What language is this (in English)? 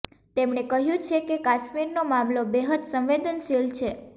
Gujarati